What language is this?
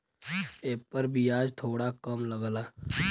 Bhojpuri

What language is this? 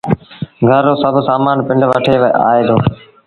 Sindhi Bhil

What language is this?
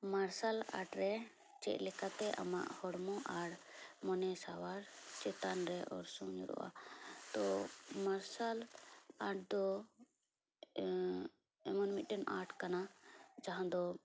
Santali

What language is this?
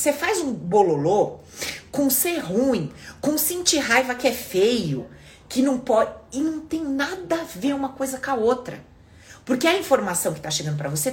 Portuguese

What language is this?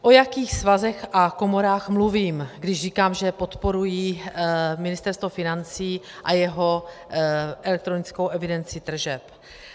Czech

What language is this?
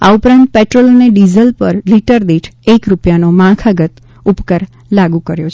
Gujarati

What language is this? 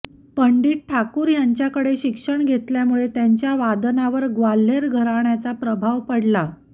Marathi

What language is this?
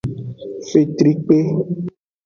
Aja (Benin)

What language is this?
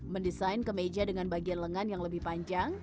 Indonesian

